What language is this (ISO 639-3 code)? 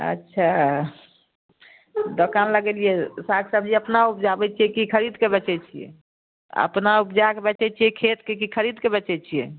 mai